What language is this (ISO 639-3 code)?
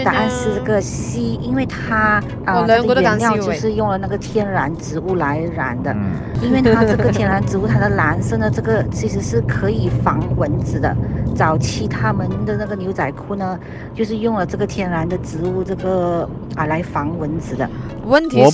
zho